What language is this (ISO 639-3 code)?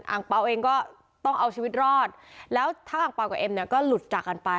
tha